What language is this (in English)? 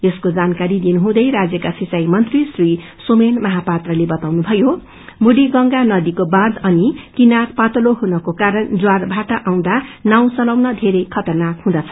Nepali